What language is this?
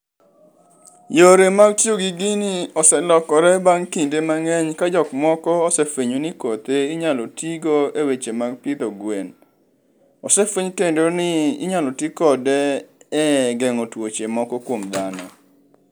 Luo (Kenya and Tanzania)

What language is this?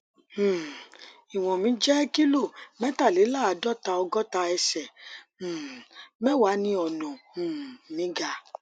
Yoruba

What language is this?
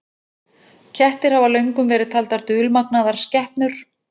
Icelandic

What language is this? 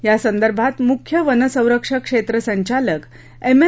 Marathi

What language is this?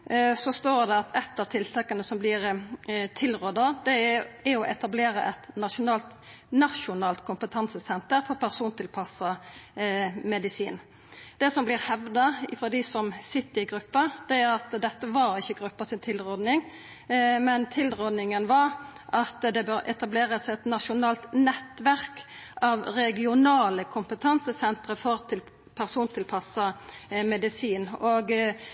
Norwegian Nynorsk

